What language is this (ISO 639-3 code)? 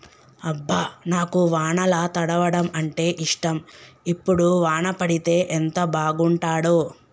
tel